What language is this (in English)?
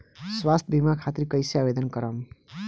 Bhojpuri